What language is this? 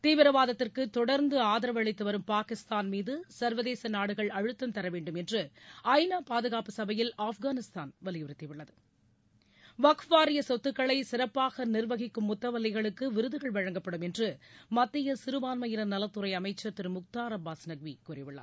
Tamil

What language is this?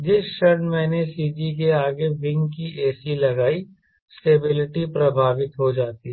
Hindi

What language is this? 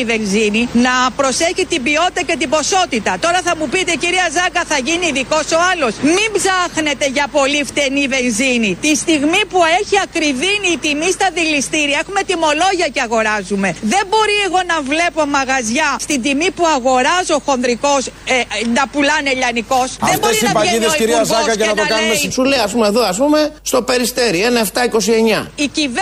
Greek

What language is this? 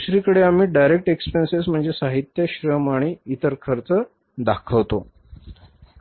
Marathi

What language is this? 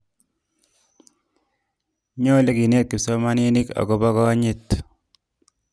Kalenjin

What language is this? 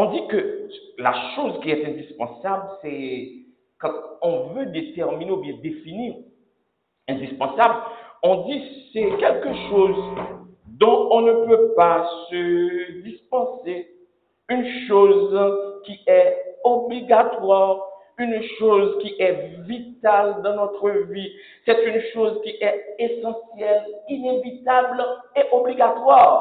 French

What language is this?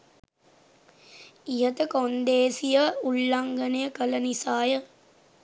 Sinhala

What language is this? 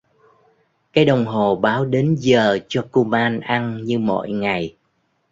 Vietnamese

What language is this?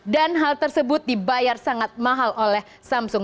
Indonesian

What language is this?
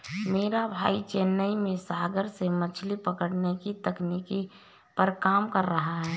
Hindi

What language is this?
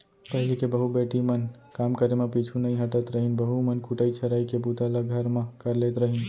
Chhattisgarhi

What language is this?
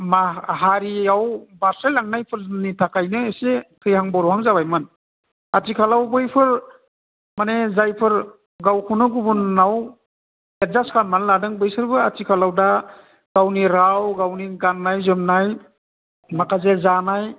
Bodo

